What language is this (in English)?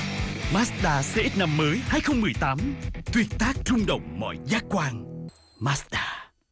Vietnamese